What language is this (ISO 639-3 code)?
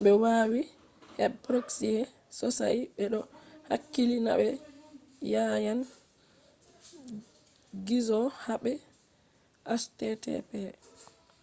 ful